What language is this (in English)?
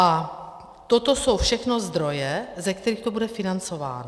Czech